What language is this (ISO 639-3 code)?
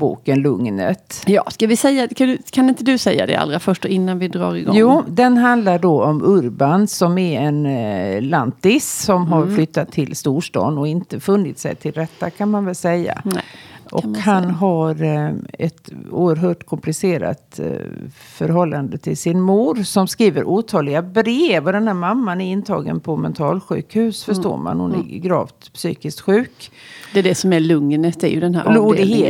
swe